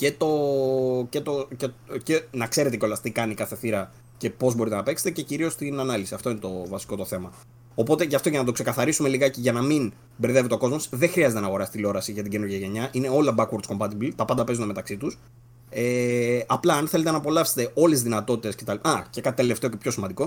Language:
Greek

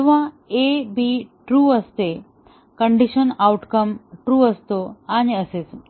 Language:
Marathi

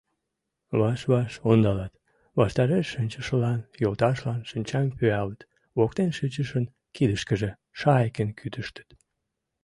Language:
Mari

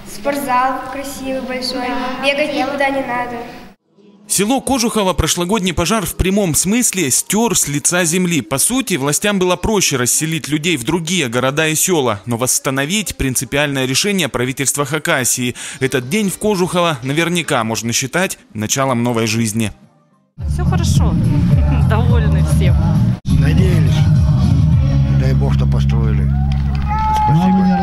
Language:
Russian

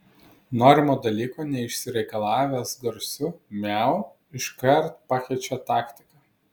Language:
Lithuanian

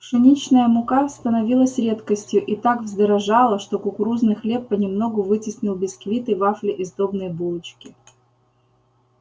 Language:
Russian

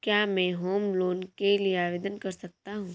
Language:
Hindi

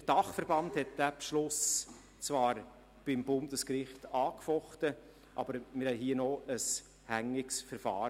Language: Swiss German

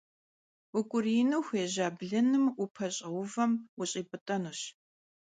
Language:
Kabardian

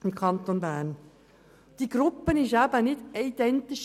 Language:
Swiss German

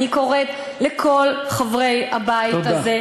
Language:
Hebrew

